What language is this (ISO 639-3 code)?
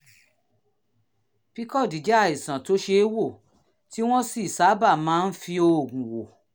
yor